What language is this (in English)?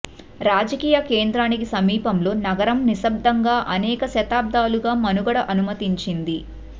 Telugu